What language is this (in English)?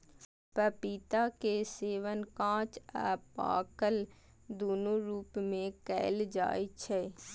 Maithili